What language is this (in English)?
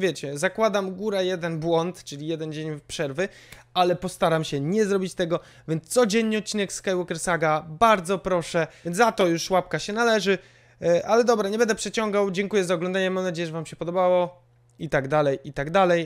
Polish